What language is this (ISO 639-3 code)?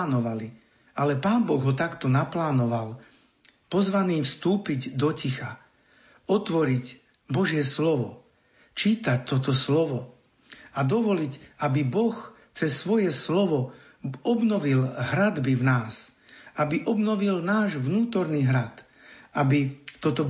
slk